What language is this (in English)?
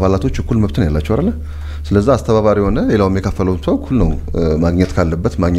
Arabic